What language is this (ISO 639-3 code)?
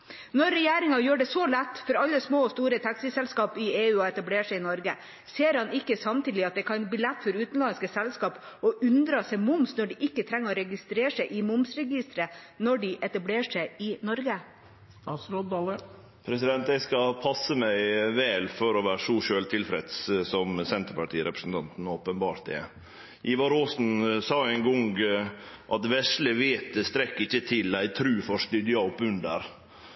nor